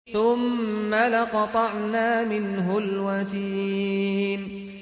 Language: Arabic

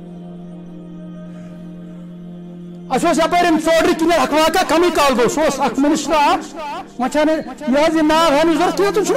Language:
Turkish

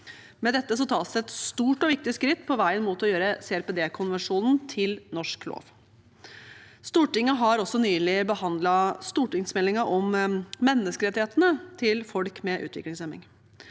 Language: Norwegian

